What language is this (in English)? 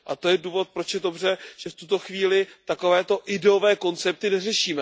Czech